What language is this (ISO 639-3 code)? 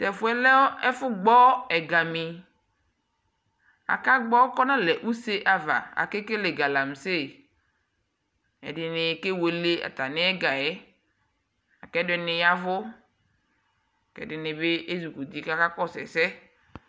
kpo